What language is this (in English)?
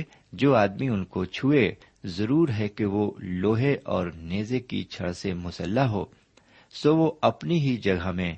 Urdu